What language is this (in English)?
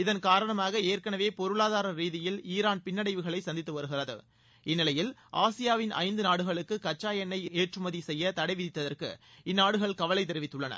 Tamil